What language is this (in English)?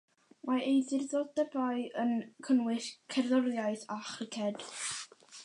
Welsh